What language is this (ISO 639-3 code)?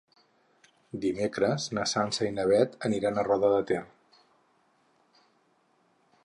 cat